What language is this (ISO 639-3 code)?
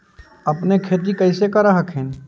mag